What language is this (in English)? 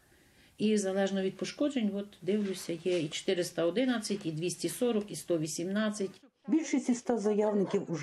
Ukrainian